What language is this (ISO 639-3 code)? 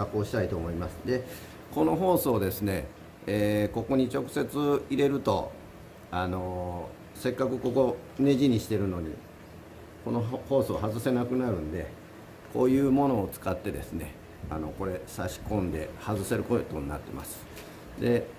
jpn